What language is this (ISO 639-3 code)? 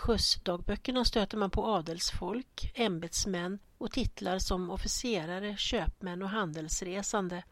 swe